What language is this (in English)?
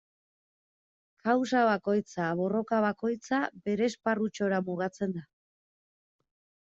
Basque